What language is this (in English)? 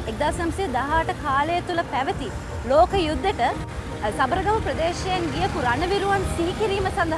Indonesian